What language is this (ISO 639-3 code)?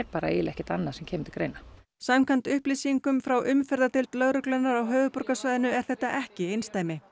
isl